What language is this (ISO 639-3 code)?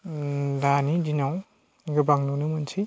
brx